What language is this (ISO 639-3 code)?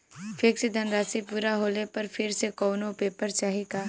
bho